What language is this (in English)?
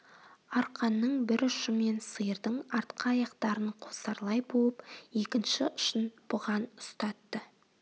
Kazakh